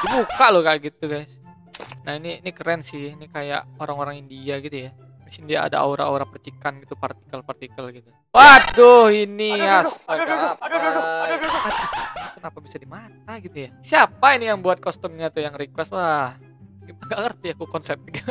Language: Indonesian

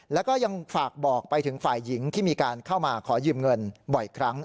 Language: Thai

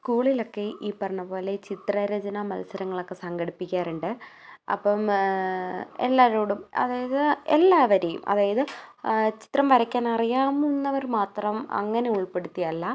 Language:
Malayalam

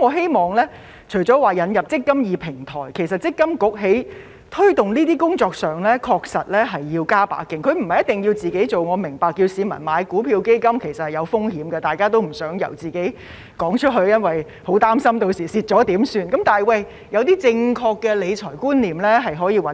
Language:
Cantonese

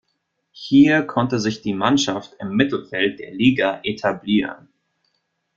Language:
German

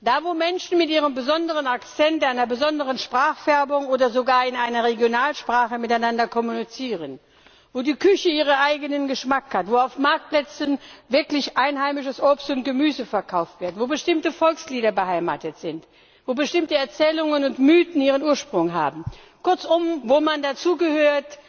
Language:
German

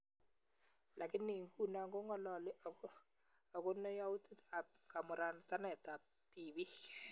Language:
Kalenjin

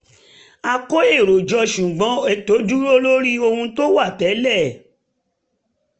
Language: Yoruba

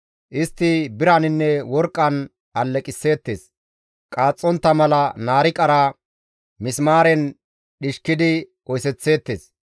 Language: Gamo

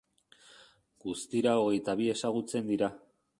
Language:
Basque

